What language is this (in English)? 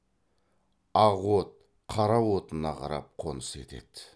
Kazakh